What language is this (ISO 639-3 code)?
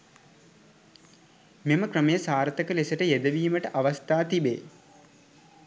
sin